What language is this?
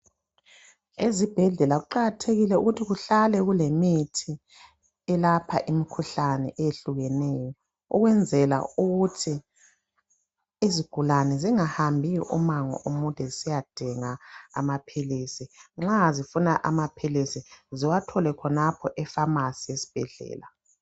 North Ndebele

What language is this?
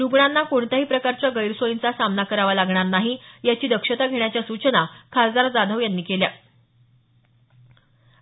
Marathi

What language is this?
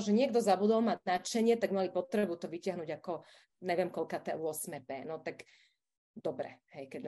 Slovak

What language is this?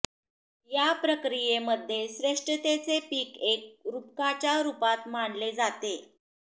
Marathi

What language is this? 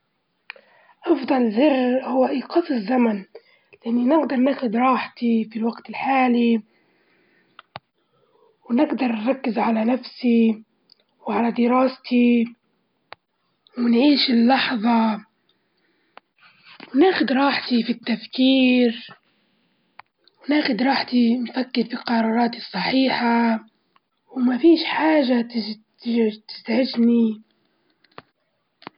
Libyan Arabic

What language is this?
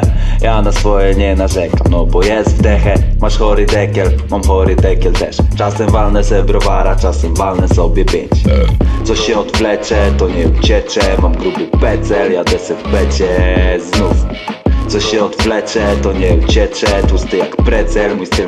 Polish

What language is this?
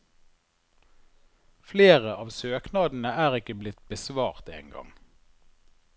Norwegian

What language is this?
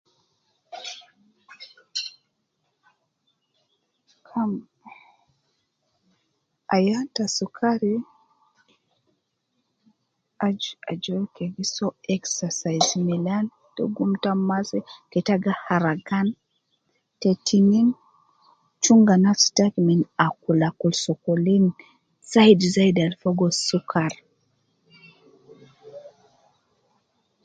Nubi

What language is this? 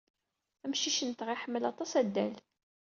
Kabyle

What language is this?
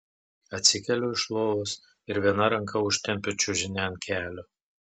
Lithuanian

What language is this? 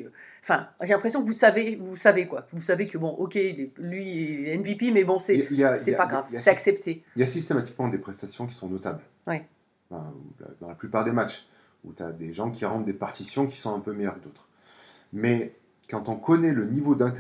French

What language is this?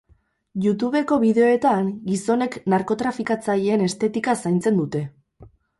Basque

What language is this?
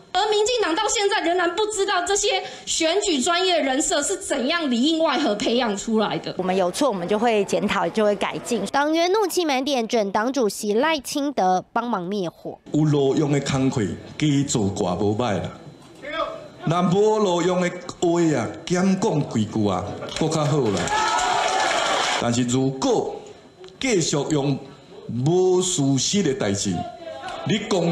Chinese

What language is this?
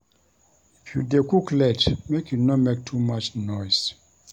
Nigerian Pidgin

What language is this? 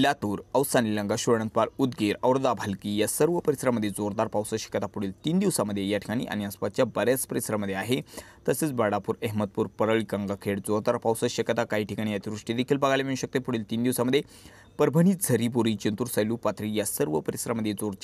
Romanian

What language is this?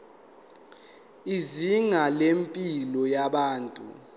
Zulu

